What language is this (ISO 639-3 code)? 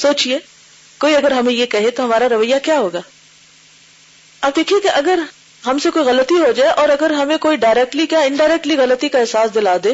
urd